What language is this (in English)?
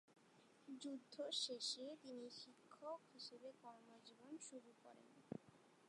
Bangla